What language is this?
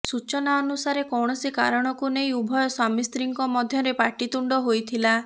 Odia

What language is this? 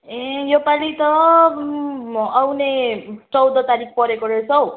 Nepali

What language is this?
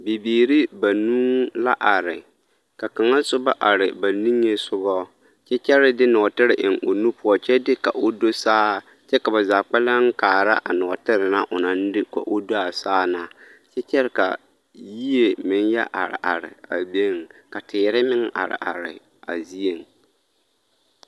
Southern Dagaare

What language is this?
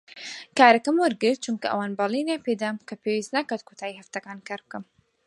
Central Kurdish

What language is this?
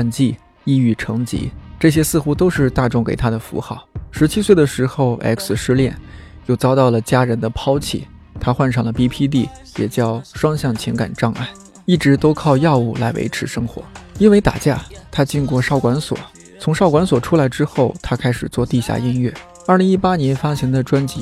Chinese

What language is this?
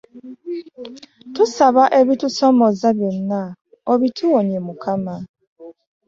Ganda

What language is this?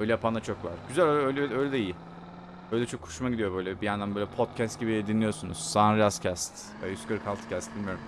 Turkish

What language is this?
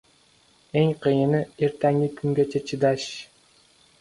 Uzbek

